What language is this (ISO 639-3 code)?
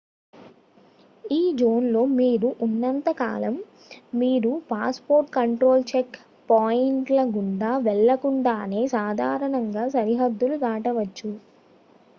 tel